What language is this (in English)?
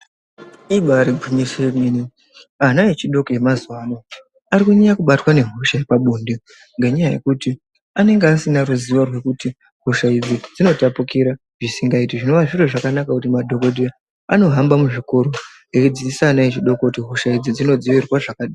Ndau